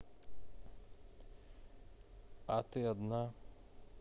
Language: Russian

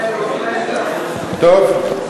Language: Hebrew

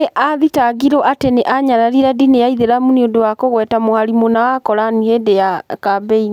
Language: Kikuyu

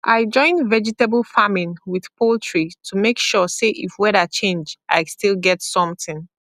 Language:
Nigerian Pidgin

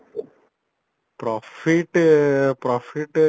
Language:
Odia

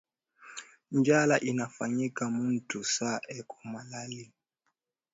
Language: Swahili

